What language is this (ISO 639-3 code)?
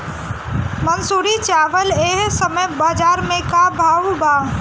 bho